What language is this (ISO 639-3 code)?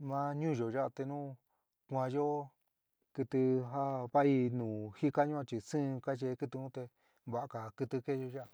mig